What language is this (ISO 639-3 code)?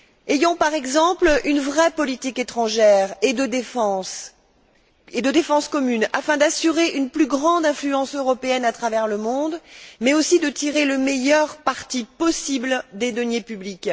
fra